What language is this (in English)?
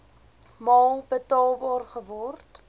Afrikaans